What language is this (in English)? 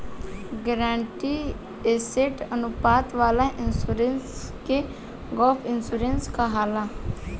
Bhojpuri